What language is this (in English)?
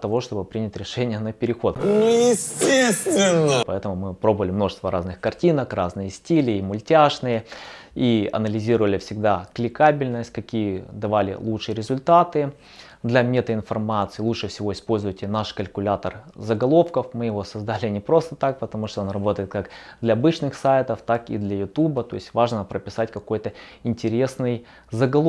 Russian